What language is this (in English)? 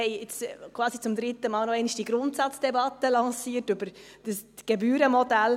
Swiss German